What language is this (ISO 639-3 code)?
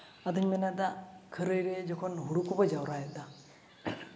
sat